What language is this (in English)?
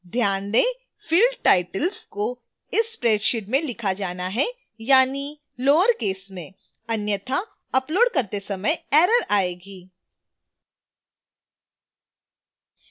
Hindi